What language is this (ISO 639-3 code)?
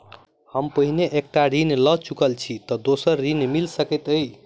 mai